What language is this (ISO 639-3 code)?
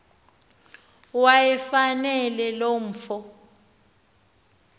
xho